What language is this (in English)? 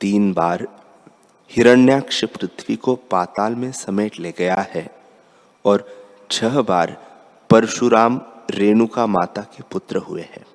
Hindi